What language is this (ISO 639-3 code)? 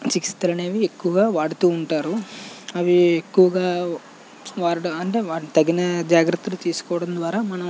tel